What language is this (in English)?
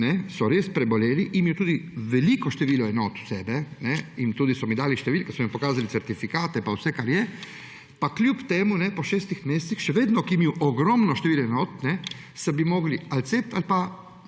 Slovenian